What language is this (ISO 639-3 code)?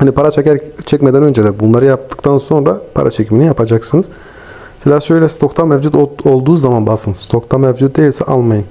tur